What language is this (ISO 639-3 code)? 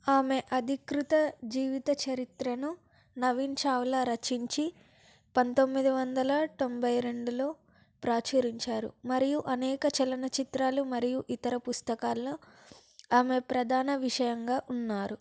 tel